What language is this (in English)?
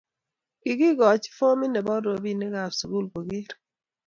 Kalenjin